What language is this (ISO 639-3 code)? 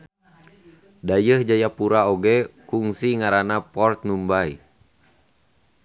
sun